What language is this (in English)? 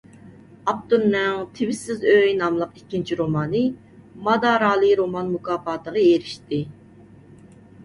Uyghur